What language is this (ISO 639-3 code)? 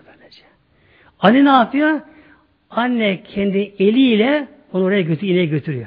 tur